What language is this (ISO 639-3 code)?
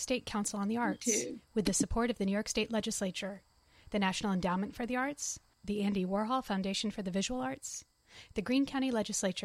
eng